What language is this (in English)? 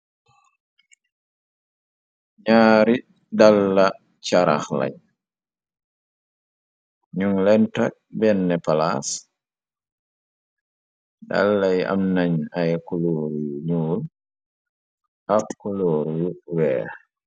Wolof